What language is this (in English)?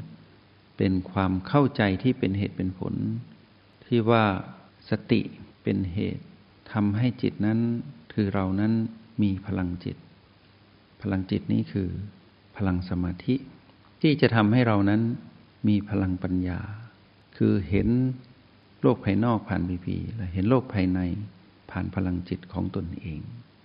Thai